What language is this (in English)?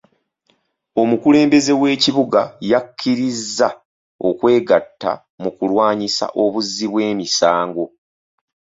Ganda